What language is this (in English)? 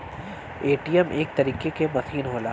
Bhojpuri